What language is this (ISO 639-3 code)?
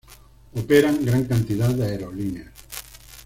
spa